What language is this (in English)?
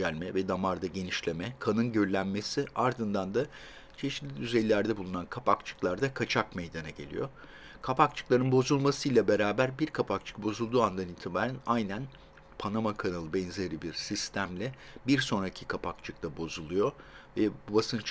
Turkish